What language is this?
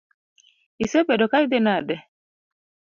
Luo (Kenya and Tanzania)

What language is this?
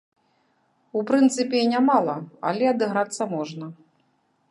Belarusian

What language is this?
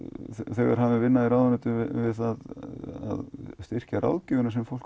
Icelandic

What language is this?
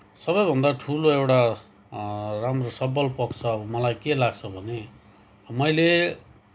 Nepali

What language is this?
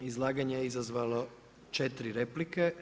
Croatian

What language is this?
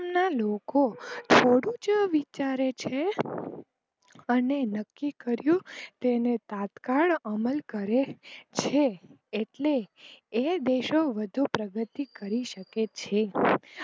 Gujarati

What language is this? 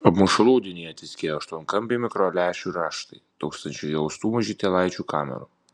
Lithuanian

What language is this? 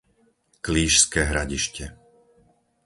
Slovak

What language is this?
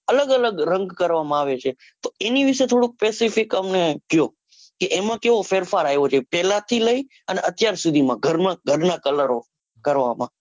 Gujarati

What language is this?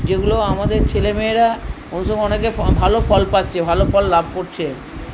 Bangla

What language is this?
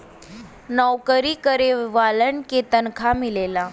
Bhojpuri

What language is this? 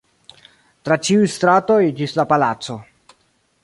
Esperanto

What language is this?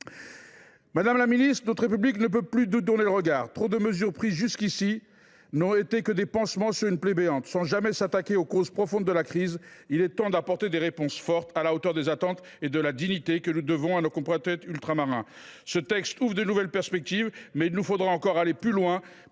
French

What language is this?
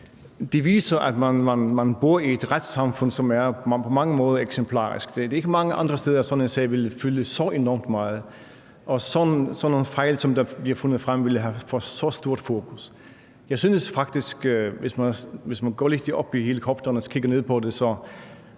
Danish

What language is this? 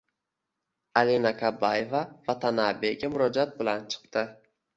Uzbek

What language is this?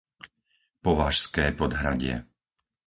Slovak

